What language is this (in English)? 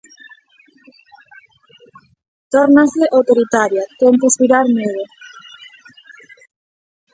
Galician